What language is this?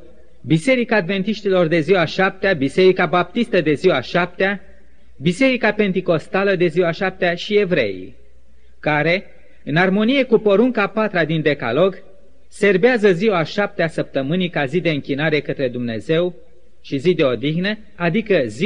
Romanian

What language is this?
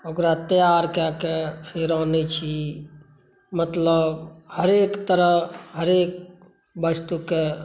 Maithili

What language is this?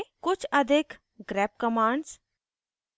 Hindi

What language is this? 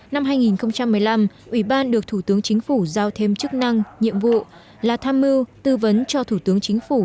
Vietnamese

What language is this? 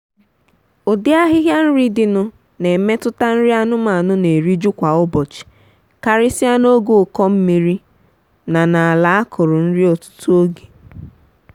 Igbo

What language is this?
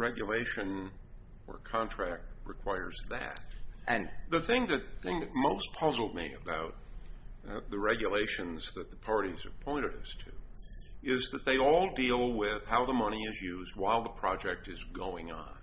English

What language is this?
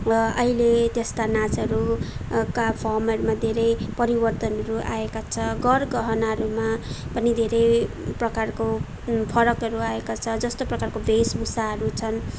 Nepali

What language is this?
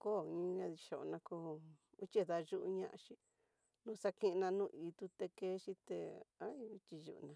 Tidaá Mixtec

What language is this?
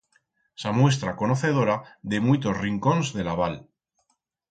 Aragonese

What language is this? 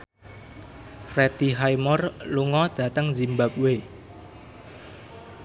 Javanese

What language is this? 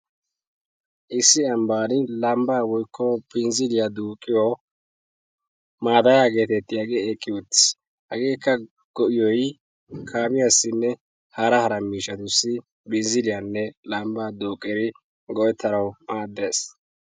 Wolaytta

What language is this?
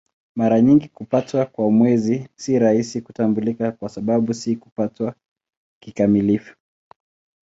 Swahili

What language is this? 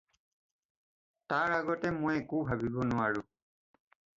Assamese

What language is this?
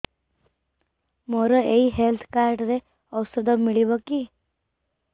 Odia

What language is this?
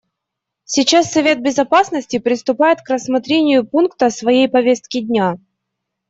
Russian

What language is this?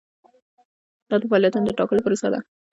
Pashto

